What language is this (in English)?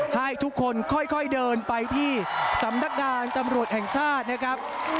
Thai